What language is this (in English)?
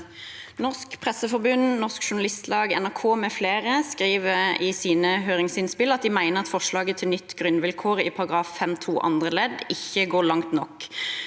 Norwegian